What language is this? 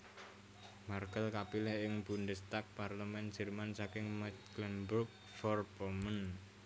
Javanese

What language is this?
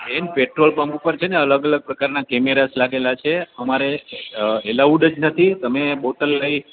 Gujarati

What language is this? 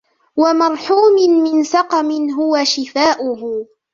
Arabic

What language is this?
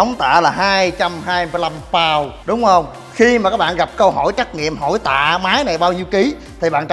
Vietnamese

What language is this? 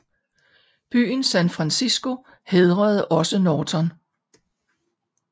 Danish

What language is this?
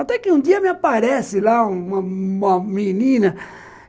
Portuguese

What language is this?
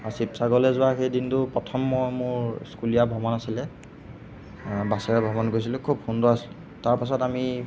Assamese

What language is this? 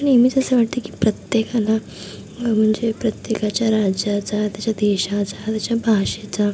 Marathi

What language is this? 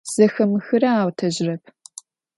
Adyghe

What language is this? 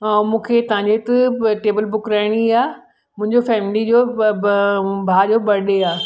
Sindhi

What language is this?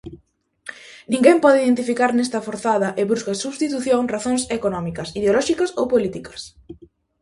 Galician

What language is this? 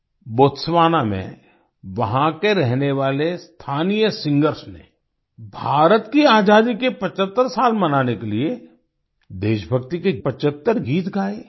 Hindi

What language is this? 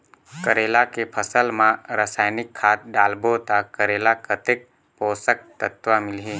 Chhattisgarhi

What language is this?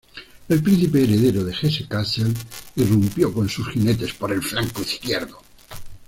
Spanish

